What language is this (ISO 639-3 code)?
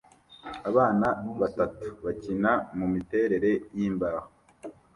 kin